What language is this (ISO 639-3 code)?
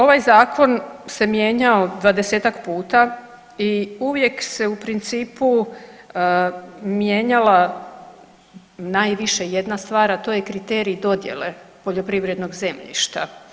hrv